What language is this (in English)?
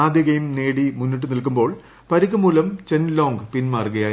Malayalam